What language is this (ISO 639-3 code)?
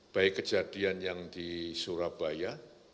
ind